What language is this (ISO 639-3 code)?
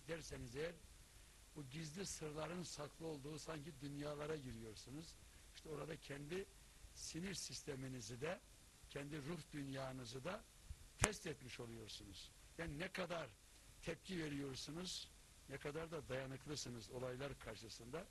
tur